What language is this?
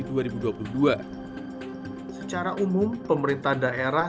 Indonesian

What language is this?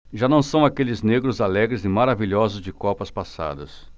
Portuguese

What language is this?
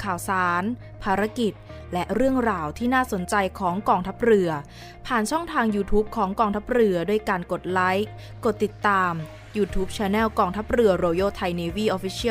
Thai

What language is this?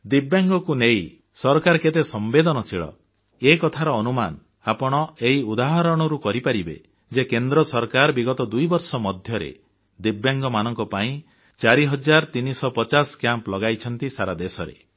Odia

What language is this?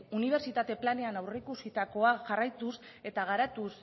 Basque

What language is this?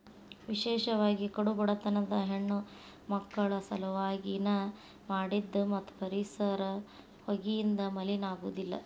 Kannada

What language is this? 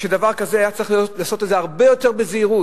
Hebrew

